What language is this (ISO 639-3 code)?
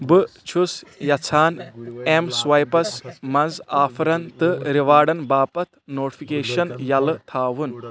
kas